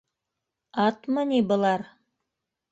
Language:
Bashkir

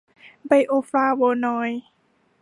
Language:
Thai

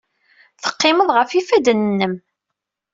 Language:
Kabyle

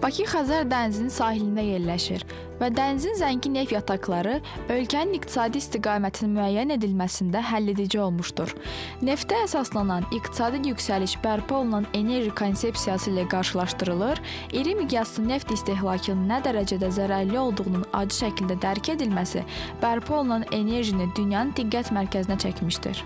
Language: Azerbaijani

